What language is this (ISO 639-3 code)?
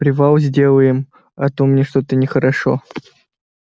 rus